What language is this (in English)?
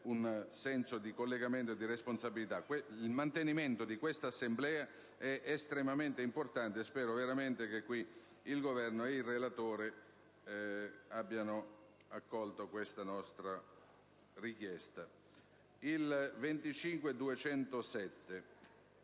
Italian